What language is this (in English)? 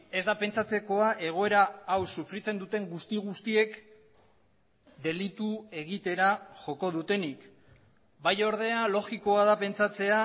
Basque